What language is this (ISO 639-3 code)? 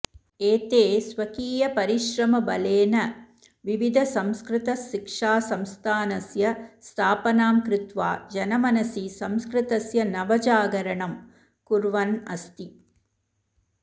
san